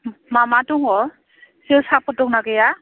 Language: Bodo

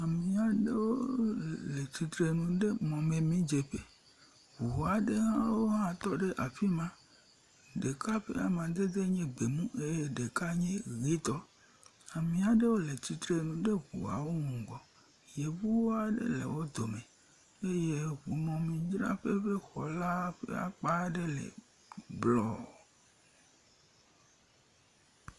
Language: Ewe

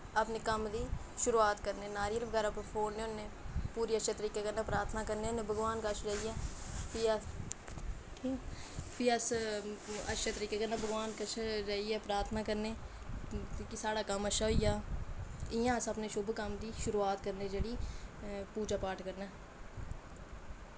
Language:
Dogri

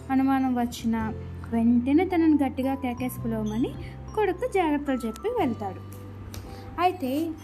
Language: Telugu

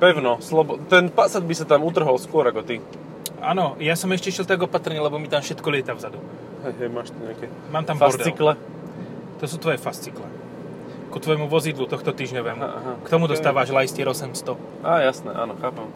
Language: Slovak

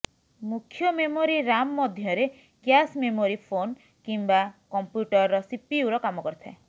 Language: Odia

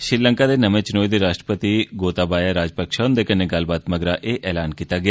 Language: Dogri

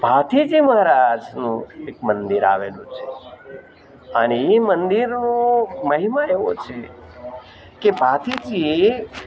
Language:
Gujarati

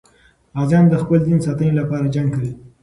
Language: Pashto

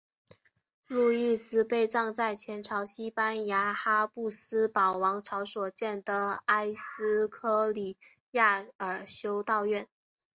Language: Chinese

